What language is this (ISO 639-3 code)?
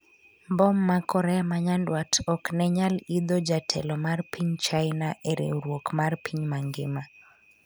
luo